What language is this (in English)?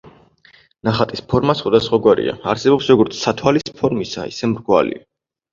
Georgian